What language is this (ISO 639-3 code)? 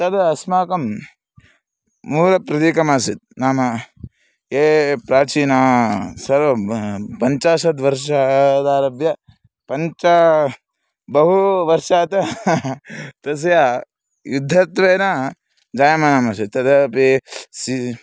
san